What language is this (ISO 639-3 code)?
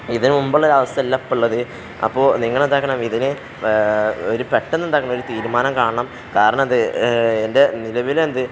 mal